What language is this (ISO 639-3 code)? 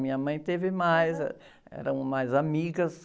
por